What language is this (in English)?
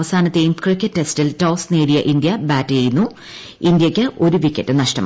Malayalam